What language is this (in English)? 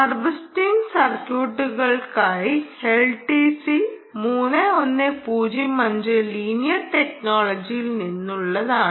Malayalam